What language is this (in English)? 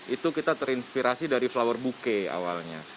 Indonesian